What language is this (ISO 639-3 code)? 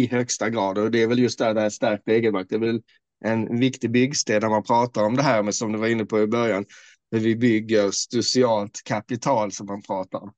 swe